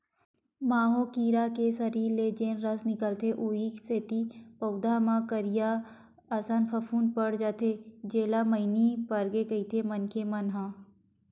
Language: Chhattisgarhi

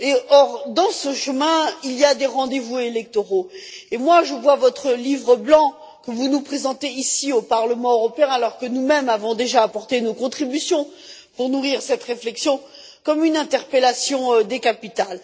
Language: French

